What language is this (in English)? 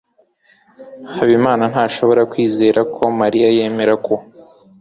Kinyarwanda